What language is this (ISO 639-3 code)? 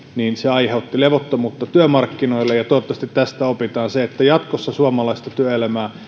fin